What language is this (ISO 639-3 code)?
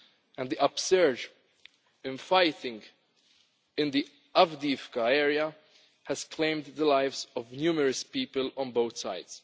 eng